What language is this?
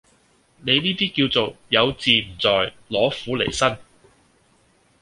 Cantonese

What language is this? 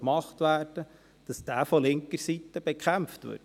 Swiss German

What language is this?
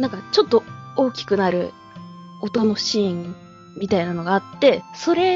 Japanese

